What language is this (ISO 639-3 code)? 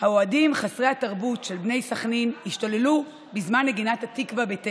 heb